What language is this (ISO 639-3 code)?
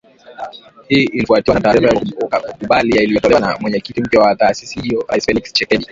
swa